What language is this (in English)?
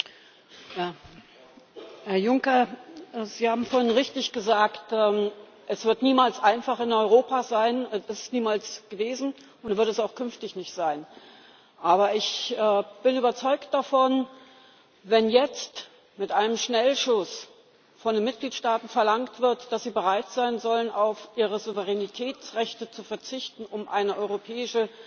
German